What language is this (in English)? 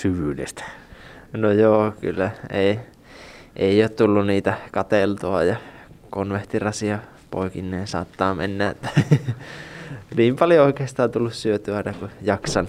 Finnish